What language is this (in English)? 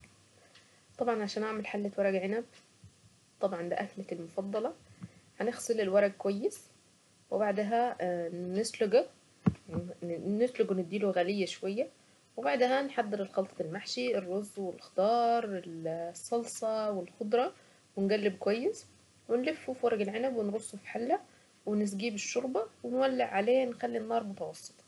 Saidi Arabic